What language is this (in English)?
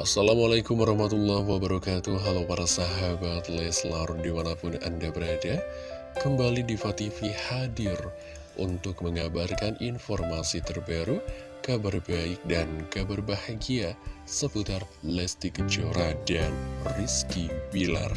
Indonesian